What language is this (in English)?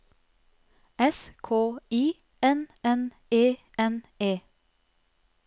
Norwegian